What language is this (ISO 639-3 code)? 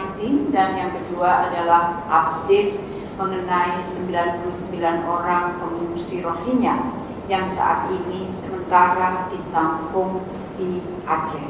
ind